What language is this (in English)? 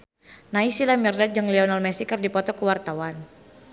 Sundanese